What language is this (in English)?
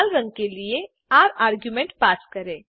Hindi